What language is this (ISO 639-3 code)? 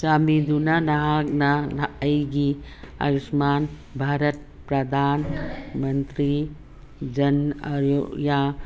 mni